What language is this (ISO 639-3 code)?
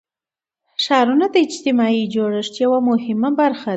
pus